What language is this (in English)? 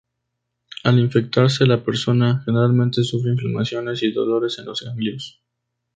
Spanish